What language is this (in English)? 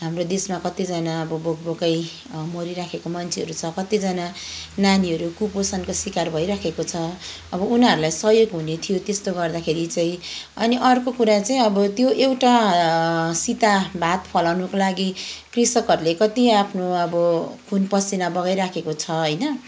Nepali